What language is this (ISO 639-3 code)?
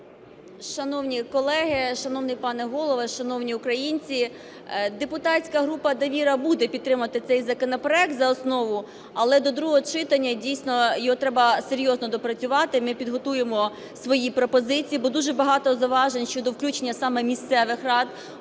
ukr